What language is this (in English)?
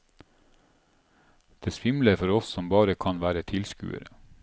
Norwegian